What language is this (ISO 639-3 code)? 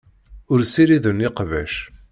kab